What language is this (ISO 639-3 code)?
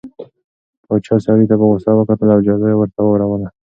pus